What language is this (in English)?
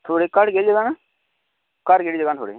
Dogri